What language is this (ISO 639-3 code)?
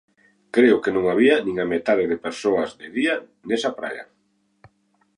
glg